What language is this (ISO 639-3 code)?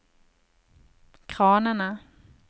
nor